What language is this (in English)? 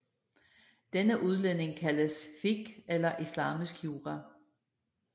Danish